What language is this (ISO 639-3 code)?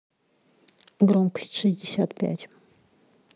rus